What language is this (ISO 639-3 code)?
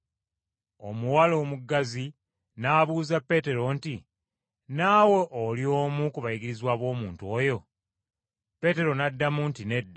lug